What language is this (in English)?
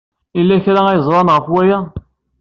Kabyle